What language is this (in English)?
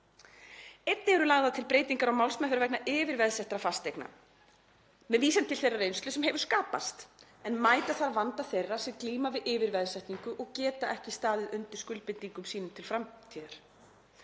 Icelandic